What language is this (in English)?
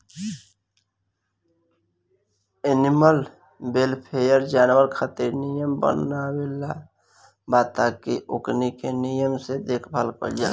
Bhojpuri